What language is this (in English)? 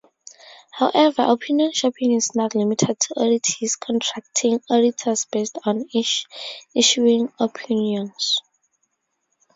English